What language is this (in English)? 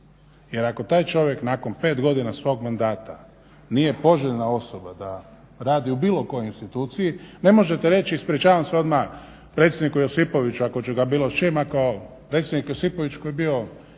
Croatian